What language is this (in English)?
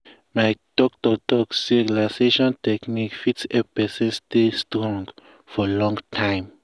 Nigerian Pidgin